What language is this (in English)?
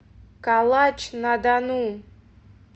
Russian